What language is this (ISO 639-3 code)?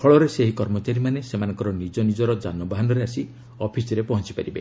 ori